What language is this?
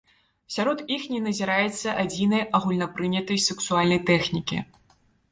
Belarusian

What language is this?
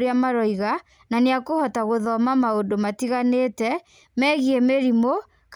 Kikuyu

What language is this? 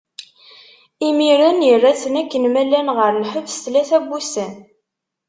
Kabyle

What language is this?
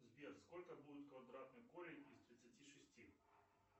Russian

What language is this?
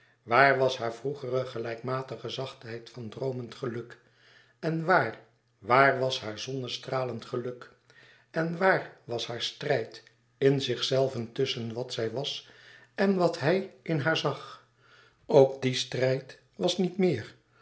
Dutch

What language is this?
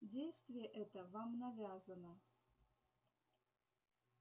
Russian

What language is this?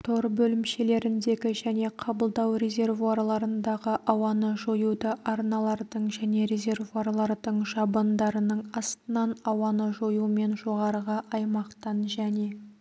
Kazakh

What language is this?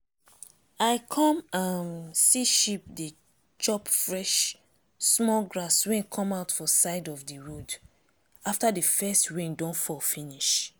Nigerian Pidgin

